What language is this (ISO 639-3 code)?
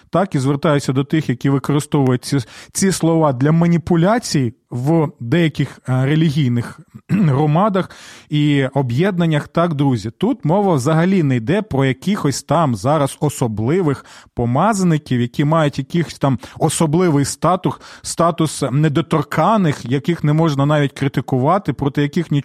ukr